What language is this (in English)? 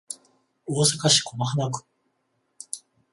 Japanese